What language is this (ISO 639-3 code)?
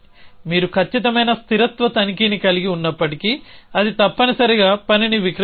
tel